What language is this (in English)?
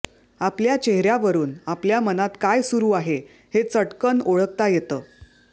Marathi